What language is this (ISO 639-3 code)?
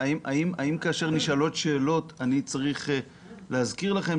heb